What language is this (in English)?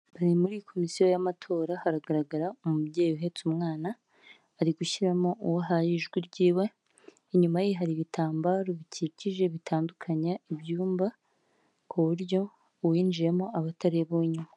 Kinyarwanda